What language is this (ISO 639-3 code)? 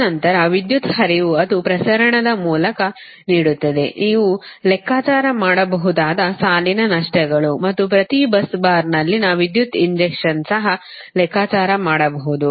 kan